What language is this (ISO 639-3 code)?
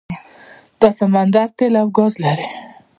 pus